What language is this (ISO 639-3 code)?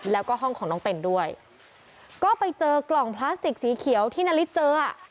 tha